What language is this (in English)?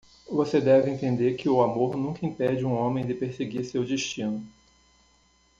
Portuguese